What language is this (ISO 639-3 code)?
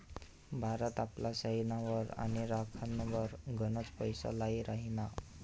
mar